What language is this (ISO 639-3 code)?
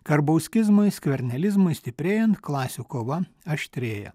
lit